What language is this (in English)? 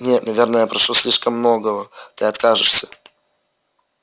Russian